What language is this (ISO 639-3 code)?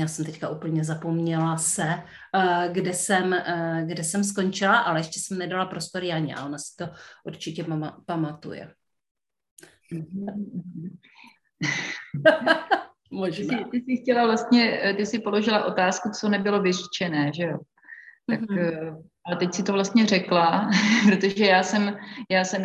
ces